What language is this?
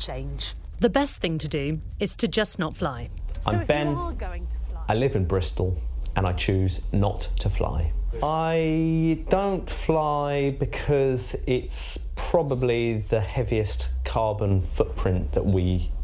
Slovak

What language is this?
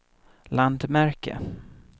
Swedish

